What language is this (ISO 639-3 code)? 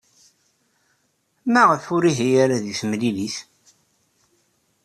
kab